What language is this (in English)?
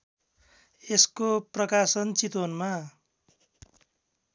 Nepali